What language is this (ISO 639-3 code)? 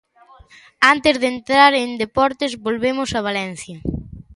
glg